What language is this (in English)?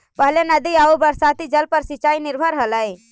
Magahi